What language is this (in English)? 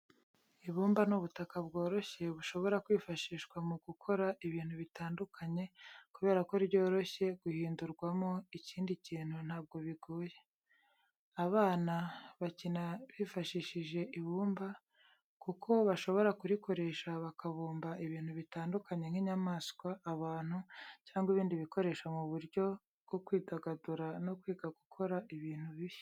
Kinyarwanda